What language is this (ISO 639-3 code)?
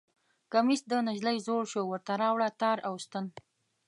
pus